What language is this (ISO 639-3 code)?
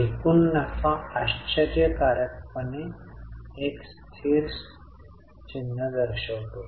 mar